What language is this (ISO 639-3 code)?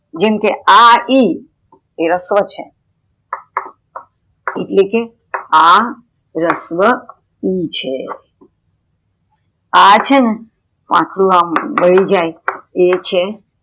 guj